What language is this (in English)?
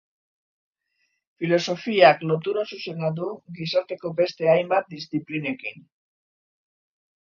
Basque